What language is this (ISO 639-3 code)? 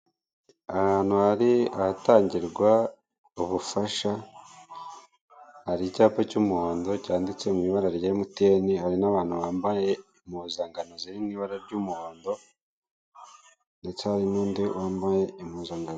kin